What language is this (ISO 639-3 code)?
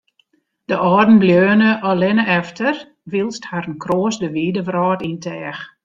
fry